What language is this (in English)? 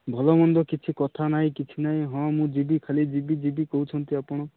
Odia